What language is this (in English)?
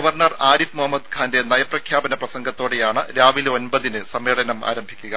Malayalam